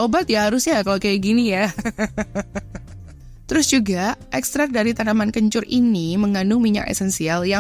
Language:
Indonesian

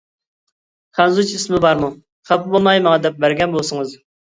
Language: Uyghur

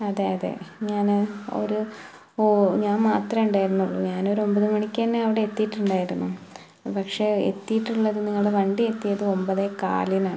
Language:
Malayalam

